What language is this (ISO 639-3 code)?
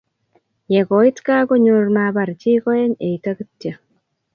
kln